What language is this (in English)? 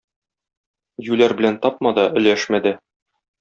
Tatar